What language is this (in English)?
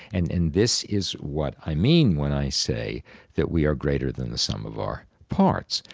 English